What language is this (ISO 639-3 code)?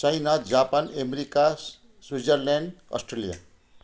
nep